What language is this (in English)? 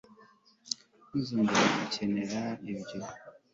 Kinyarwanda